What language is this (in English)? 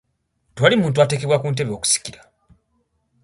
Ganda